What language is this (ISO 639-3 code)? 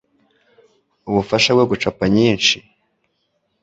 kin